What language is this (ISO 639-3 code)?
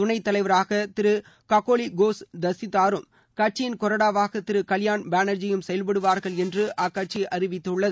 tam